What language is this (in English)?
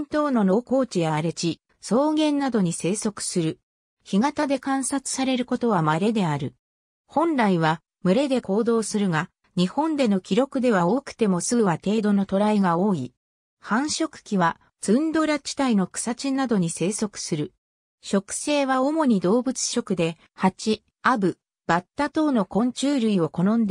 Japanese